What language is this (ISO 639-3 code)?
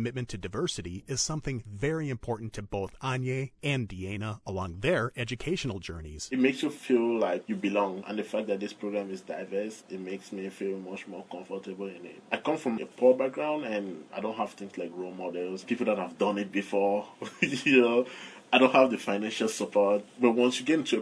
eng